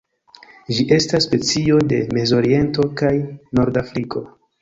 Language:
Esperanto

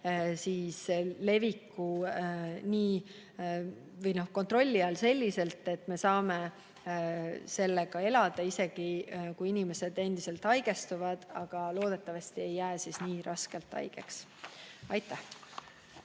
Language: Estonian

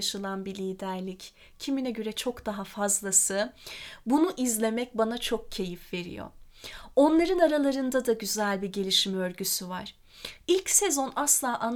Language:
Turkish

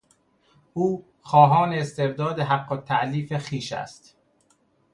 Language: Persian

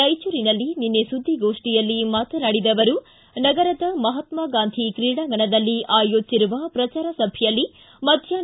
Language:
Kannada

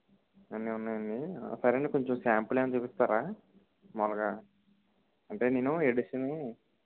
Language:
Telugu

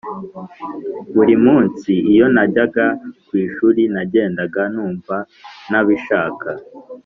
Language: Kinyarwanda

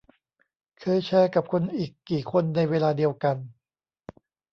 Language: Thai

